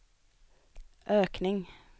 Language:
Swedish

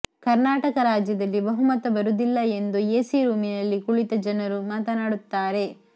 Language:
Kannada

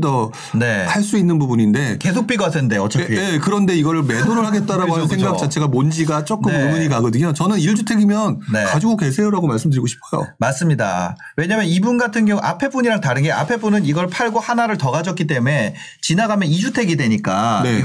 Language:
Korean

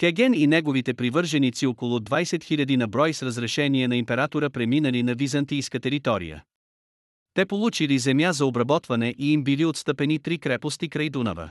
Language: Bulgarian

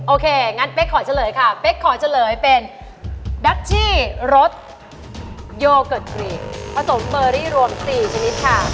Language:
Thai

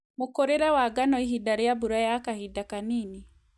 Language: Kikuyu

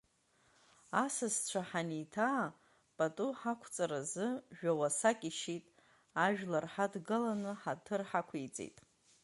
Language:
Abkhazian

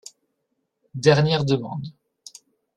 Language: French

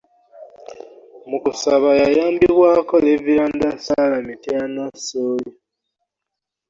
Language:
Ganda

